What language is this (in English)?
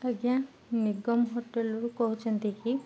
Odia